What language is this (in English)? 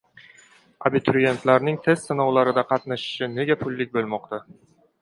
Uzbek